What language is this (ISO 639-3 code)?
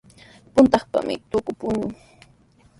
qws